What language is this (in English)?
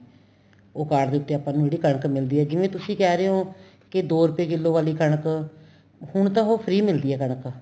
Punjabi